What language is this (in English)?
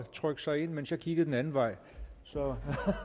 Danish